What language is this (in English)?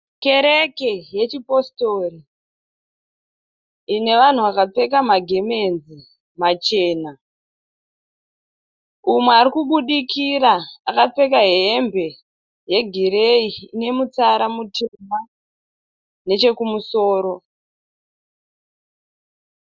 Shona